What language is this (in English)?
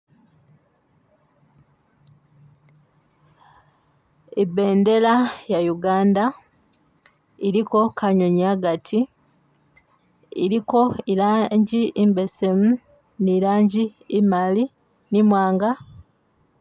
Masaaba